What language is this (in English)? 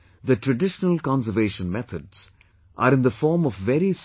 English